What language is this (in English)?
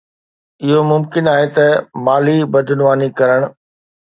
Sindhi